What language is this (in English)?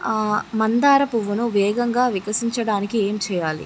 Telugu